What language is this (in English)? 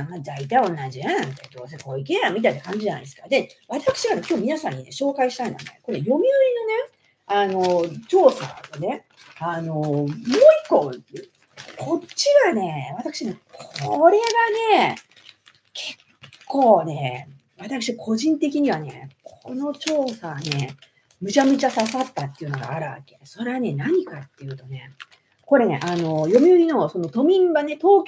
Japanese